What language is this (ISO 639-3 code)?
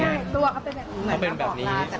tha